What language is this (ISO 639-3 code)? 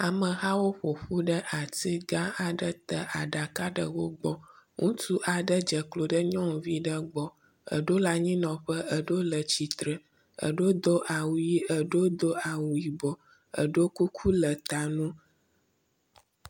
ewe